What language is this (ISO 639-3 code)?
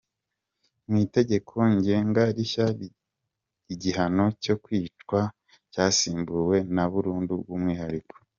kin